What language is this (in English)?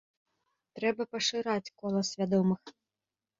Belarusian